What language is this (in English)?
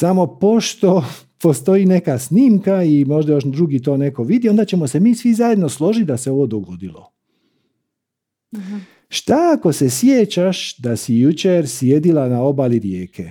Croatian